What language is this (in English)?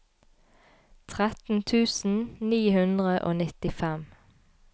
Norwegian